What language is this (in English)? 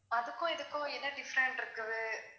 Tamil